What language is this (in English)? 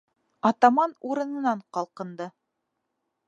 Bashkir